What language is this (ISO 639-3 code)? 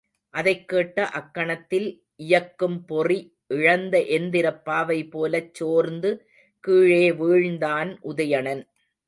tam